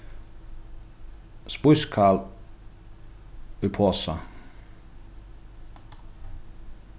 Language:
Faroese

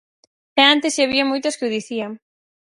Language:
Galician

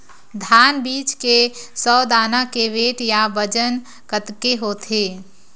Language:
Chhattisgarhi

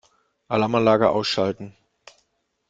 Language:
German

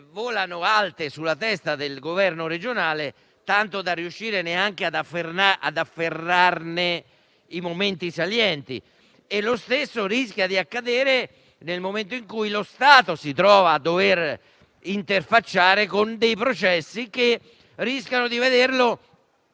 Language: Italian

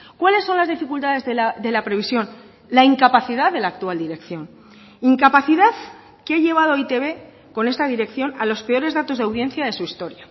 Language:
Spanish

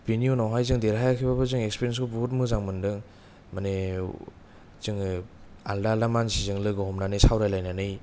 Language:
Bodo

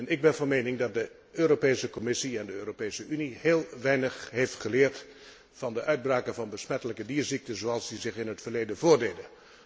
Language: Dutch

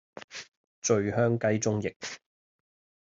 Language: Cantonese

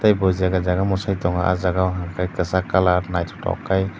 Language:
Kok Borok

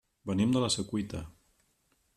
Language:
Catalan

